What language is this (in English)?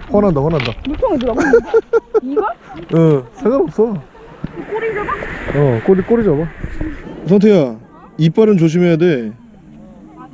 Korean